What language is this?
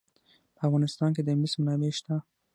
Pashto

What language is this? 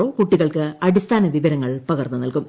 Malayalam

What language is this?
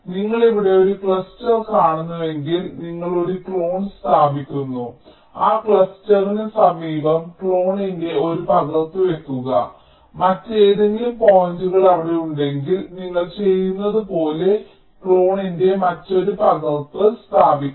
Malayalam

